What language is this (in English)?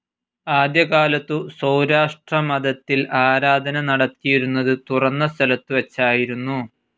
Malayalam